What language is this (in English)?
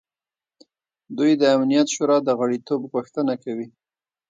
Pashto